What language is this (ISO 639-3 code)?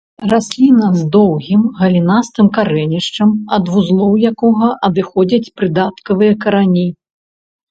bel